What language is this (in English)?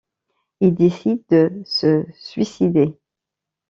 French